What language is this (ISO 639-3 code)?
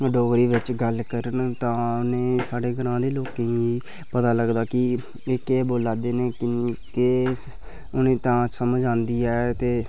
doi